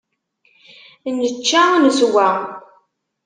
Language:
Kabyle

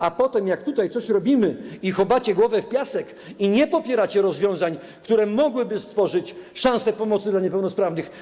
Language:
Polish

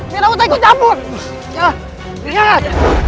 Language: Indonesian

